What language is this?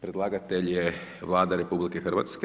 Croatian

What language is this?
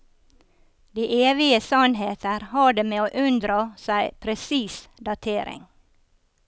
Norwegian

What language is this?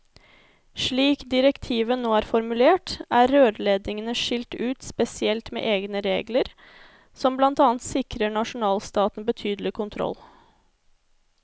Norwegian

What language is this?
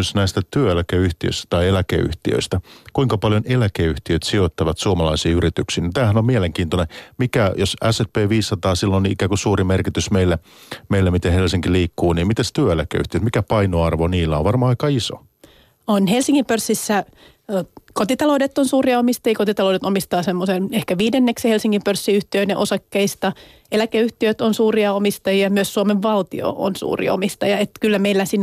Finnish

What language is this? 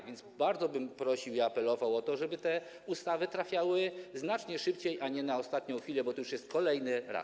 Polish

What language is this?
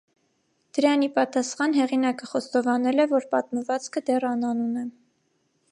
Armenian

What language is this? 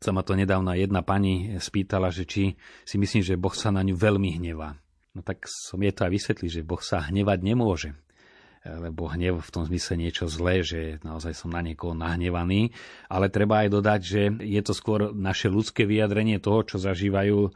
Slovak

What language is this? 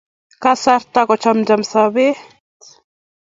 Kalenjin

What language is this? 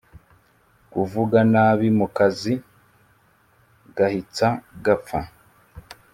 Kinyarwanda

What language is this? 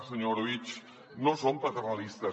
Catalan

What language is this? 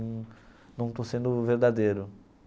Portuguese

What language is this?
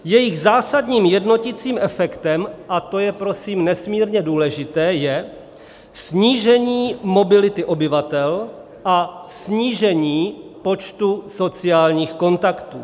Czech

